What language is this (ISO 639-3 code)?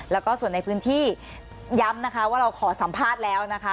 tha